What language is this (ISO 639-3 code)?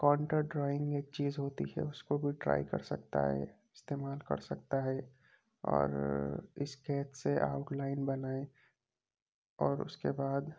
urd